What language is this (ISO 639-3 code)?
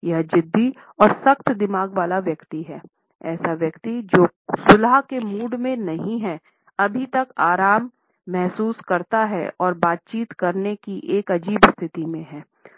hin